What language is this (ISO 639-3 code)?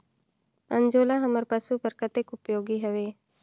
hne